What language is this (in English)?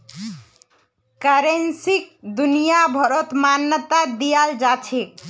Magahi